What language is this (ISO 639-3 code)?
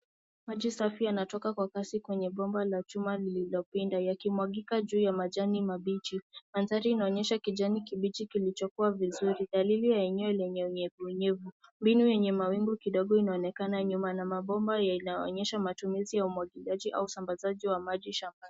swa